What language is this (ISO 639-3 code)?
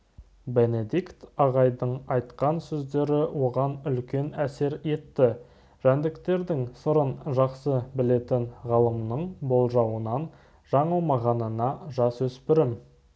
kaz